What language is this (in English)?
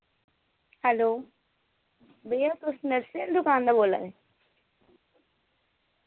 Dogri